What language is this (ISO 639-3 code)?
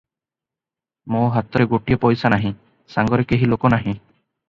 ori